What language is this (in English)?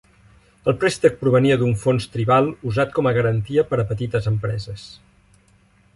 Catalan